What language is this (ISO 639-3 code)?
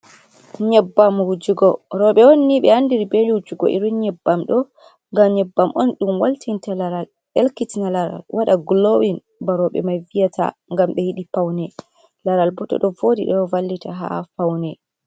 ful